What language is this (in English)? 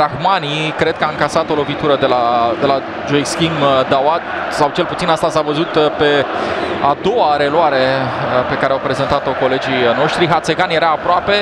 Romanian